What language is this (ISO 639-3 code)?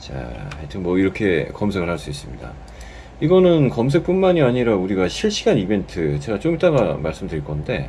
kor